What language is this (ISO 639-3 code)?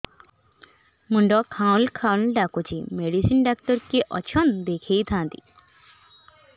ori